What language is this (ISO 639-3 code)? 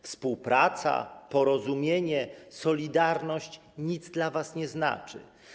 pol